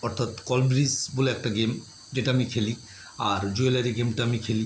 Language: Bangla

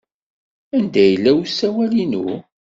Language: Kabyle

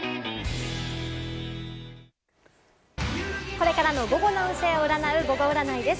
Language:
Japanese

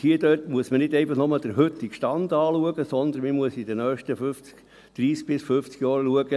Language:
Swiss German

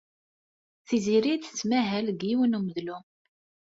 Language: Kabyle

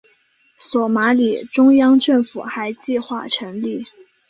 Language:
Chinese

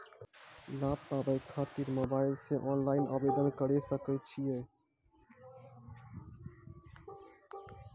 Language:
Maithili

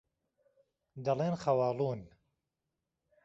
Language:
Central Kurdish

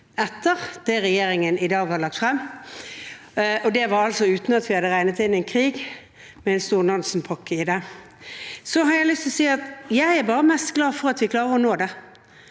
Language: Norwegian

